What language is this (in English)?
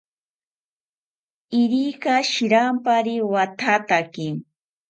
South Ucayali Ashéninka